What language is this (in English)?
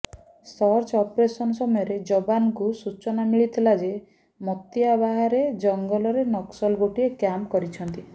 Odia